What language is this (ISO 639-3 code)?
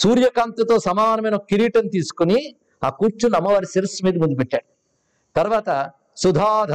tel